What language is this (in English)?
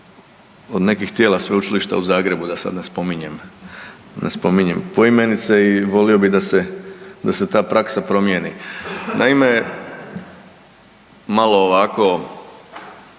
Croatian